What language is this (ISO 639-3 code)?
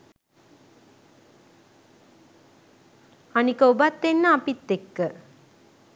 sin